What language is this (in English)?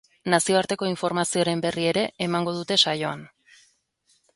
Basque